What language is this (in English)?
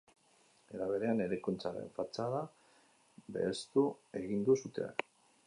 Basque